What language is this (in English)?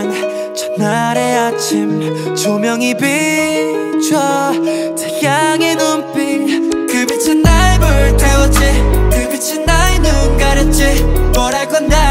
Spanish